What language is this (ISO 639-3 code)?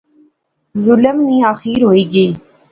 phr